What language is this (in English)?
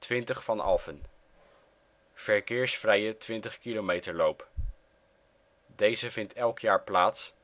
Dutch